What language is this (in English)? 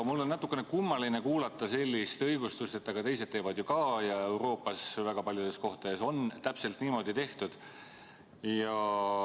Estonian